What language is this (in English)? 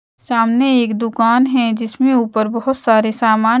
Hindi